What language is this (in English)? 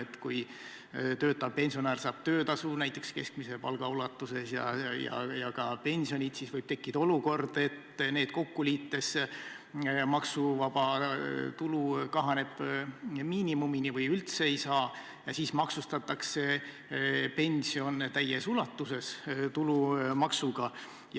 Estonian